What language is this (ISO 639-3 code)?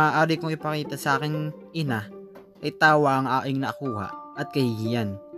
fil